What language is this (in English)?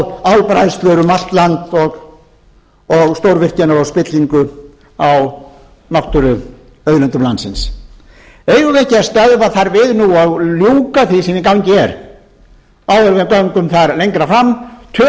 Icelandic